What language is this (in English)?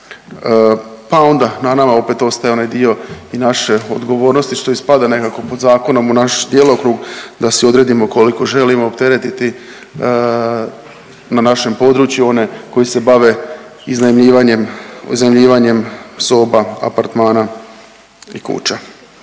Croatian